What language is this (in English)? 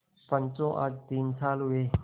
Hindi